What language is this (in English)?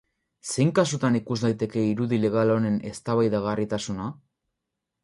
Basque